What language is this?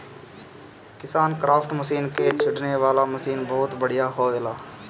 Bhojpuri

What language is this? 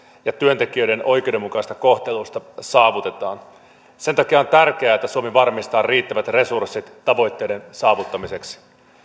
Finnish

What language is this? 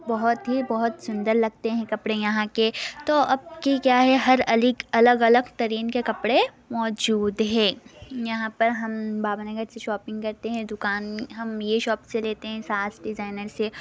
Urdu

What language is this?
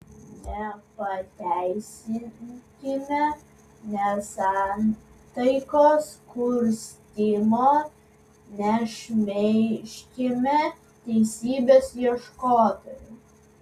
Lithuanian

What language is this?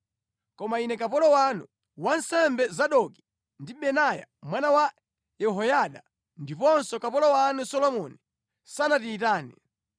Nyanja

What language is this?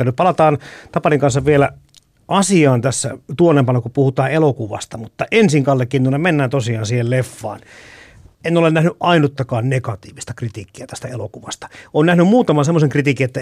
Finnish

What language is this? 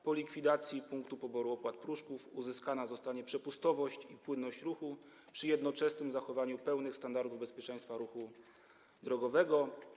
Polish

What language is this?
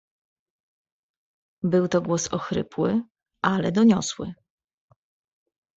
Polish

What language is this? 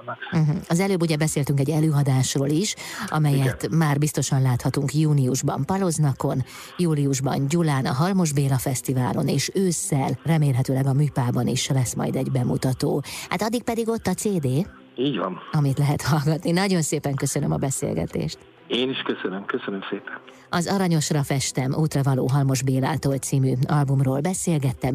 Hungarian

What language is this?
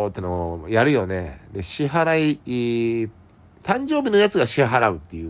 Japanese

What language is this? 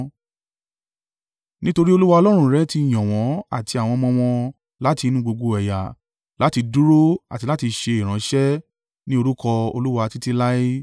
Yoruba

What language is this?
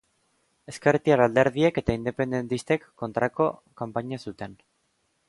Basque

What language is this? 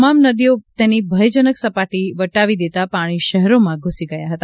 Gujarati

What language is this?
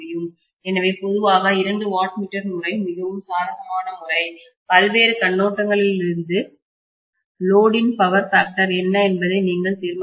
Tamil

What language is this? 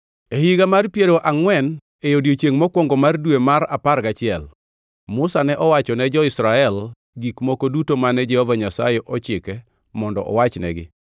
Luo (Kenya and Tanzania)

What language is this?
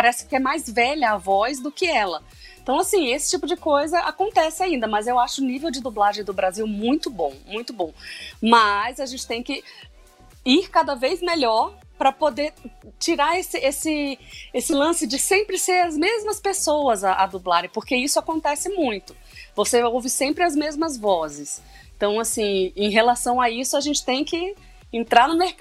Portuguese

